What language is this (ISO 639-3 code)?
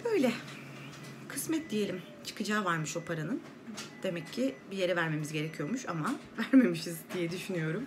tur